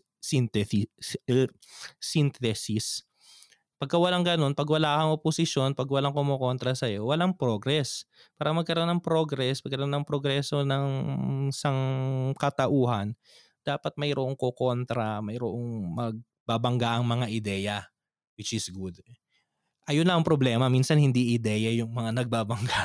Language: Filipino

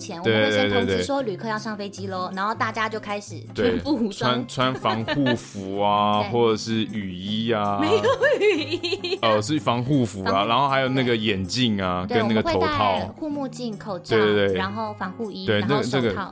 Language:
Chinese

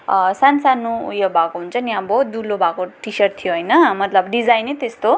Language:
Nepali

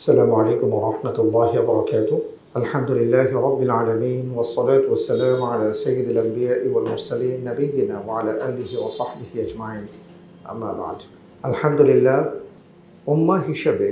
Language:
Arabic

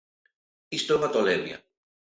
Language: Galician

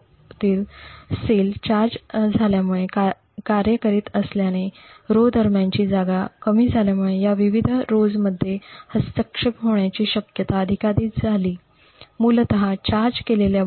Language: Marathi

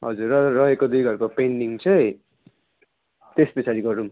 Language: Nepali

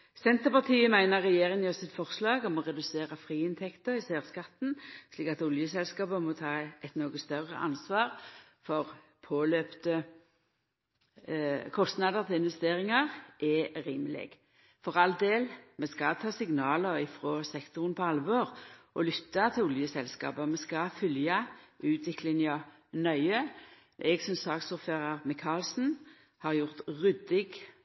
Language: Norwegian Nynorsk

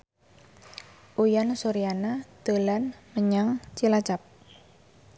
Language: Javanese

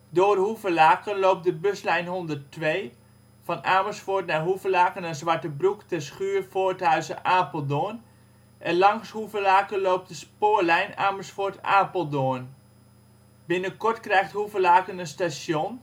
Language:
Dutch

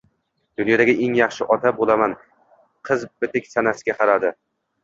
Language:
Uzbek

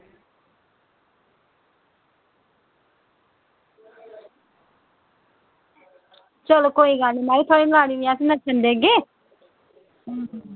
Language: Dogri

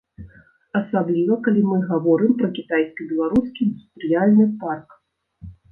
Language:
Belarusian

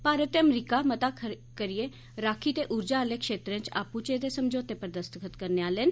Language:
Dogri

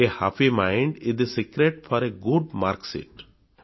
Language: Odia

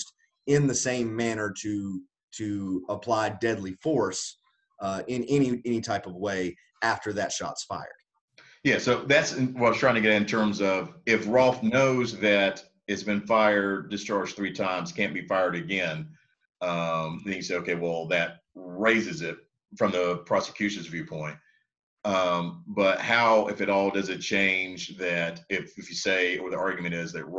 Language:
English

